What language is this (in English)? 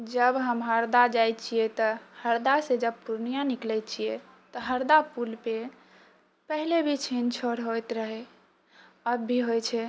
Maithili